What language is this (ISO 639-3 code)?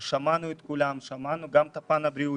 heb